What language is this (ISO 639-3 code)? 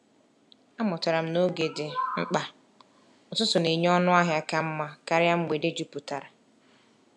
ibo